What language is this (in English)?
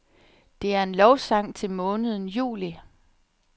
Danish